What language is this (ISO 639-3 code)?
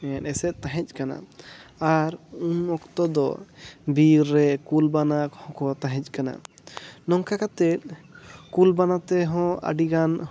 sat